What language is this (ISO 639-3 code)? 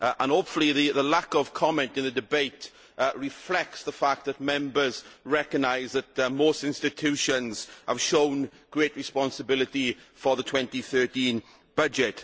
eng